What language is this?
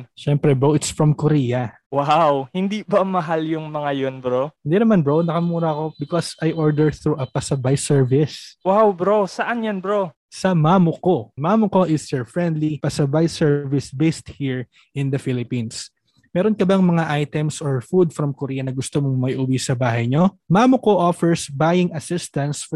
Filipino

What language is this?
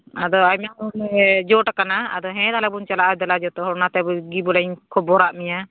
Santali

